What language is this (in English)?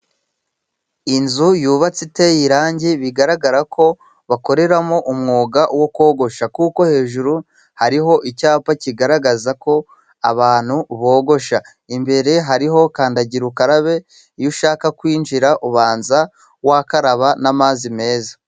Kinyarwanda